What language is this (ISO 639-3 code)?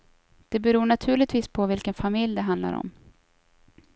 swe